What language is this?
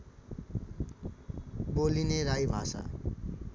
Nepali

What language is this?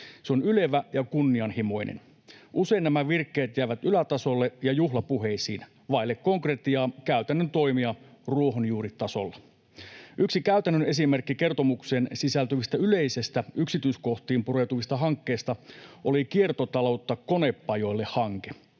Finnish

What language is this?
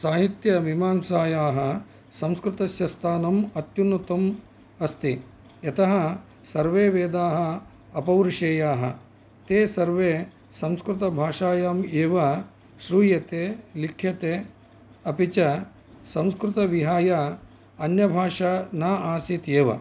Sanskrit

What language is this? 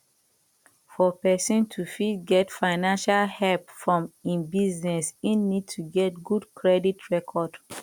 Nigerian Pidgin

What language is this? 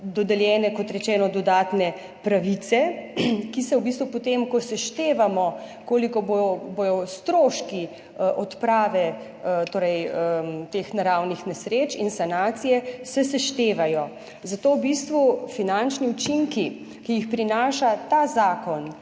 Slovenian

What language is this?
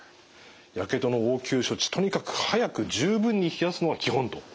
Japanese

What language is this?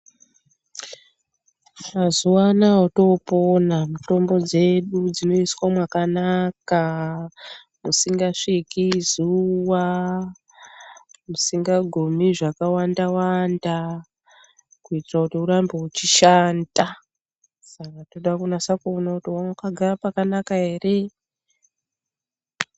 Ndau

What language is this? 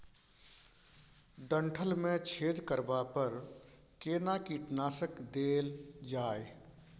Maithili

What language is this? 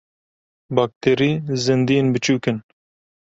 Kurdish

